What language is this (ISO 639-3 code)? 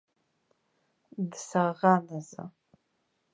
abk